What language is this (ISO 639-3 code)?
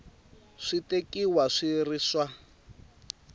tso